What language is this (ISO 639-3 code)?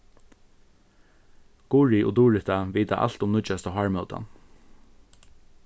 fao